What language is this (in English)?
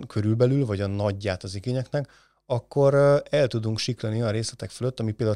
Hungarian